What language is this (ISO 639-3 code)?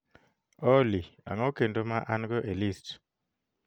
luo